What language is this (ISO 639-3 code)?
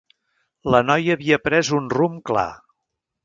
cat